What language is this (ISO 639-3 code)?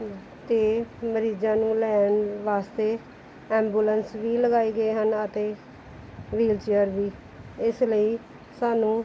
pan